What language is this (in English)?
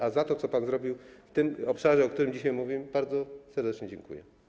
Polish